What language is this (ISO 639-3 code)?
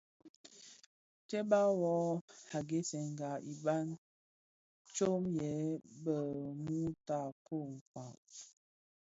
ksf